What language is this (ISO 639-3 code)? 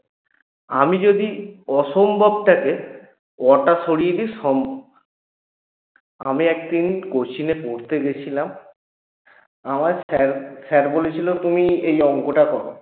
ben